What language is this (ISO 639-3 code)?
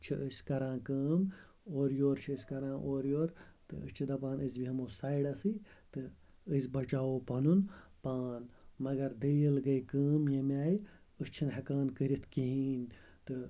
kas